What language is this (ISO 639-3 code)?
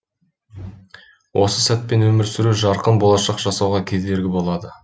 kaz